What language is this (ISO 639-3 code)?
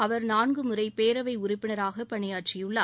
tam